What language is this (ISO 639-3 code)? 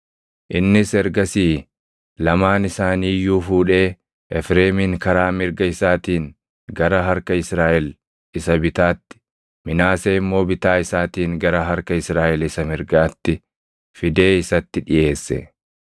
orm